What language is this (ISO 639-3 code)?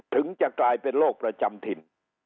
tha